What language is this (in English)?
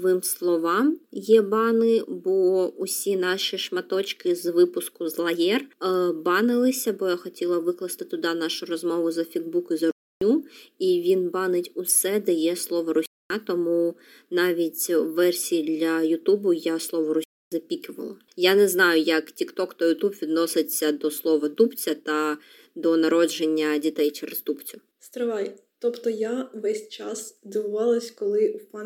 Ukrainian